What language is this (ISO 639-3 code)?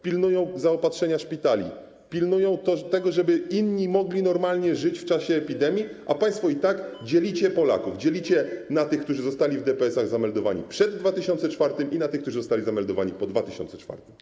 pol